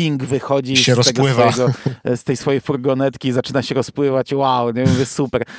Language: Polish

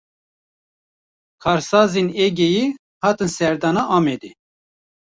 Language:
Kurdish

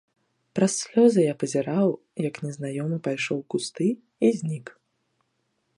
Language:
Belarusian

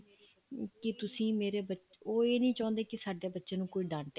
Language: Punjabi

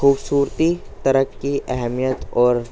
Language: Urdu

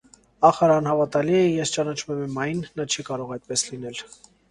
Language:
Armenian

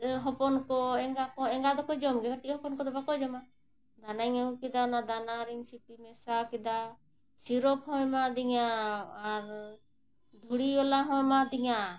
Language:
Santali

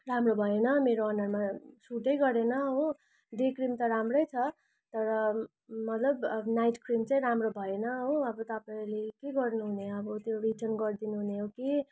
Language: Nepali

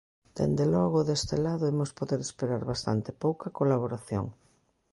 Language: Galician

